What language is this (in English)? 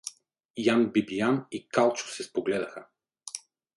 Bulgarian